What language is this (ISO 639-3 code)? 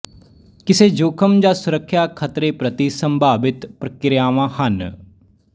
pan